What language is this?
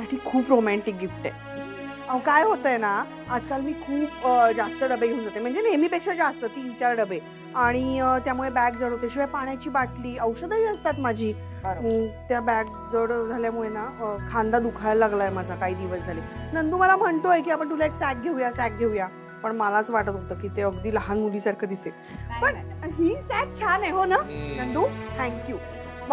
Marathi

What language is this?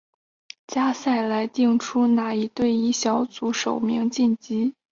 Chinese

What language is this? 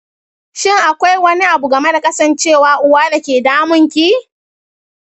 Hausa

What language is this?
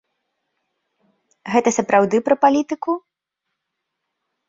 Belarusian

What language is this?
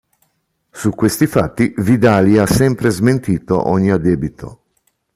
Italian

